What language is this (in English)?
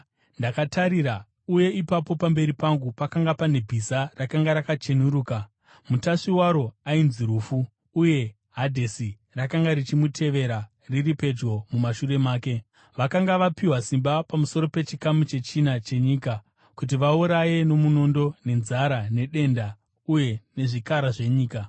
Shona